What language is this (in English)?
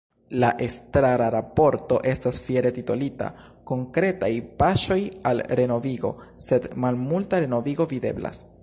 Esperanto